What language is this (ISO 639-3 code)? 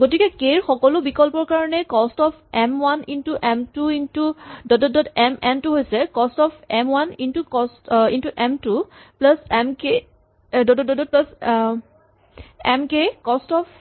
asm